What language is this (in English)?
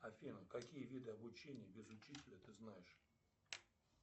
Russian